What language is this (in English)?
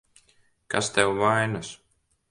Latvian